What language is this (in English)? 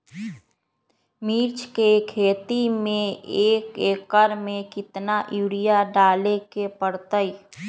Magahi